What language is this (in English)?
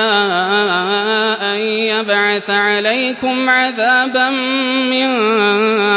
Arabic